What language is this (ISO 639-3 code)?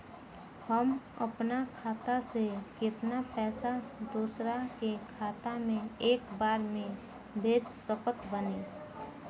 bho